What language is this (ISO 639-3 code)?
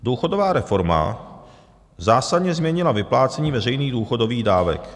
ces